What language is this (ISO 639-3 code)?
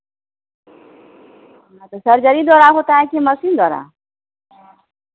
hin